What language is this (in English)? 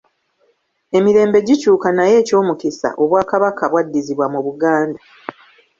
Ganda